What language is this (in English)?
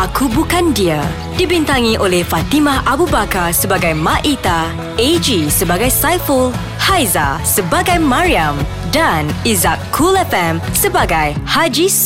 Malay